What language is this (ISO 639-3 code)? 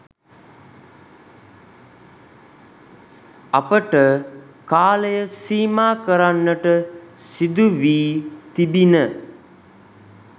sin